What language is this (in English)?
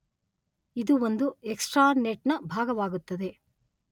Kannada